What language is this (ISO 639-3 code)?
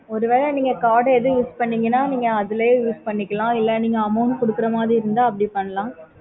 tam